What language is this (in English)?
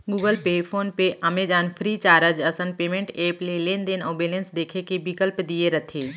Chhattisgarhi